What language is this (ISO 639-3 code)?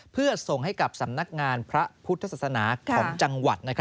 tha